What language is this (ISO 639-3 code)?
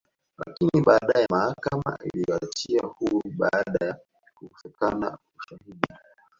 swa